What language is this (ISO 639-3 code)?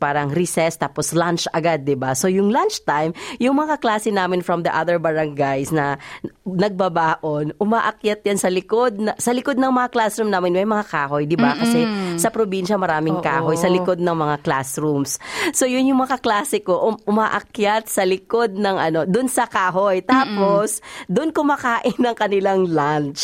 fil